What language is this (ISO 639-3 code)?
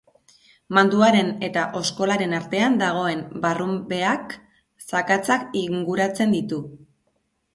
eus